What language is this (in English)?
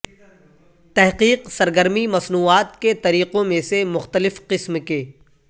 Urdu